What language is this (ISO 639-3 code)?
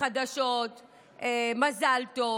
heb